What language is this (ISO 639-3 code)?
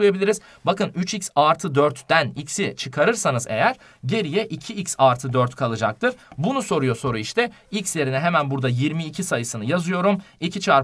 tur